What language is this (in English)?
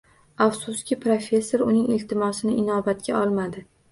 Uzbek